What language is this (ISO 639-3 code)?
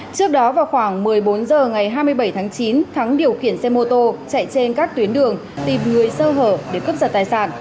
vie